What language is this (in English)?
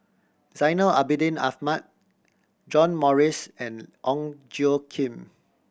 English